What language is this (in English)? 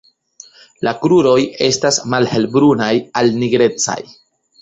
Esperanto